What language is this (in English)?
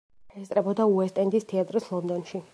Georgian